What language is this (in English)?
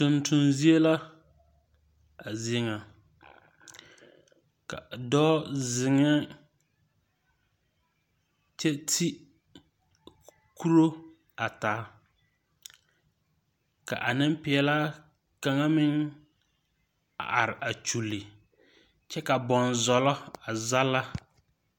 Southern Dagaare